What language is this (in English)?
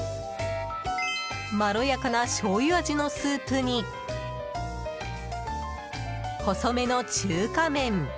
Japanese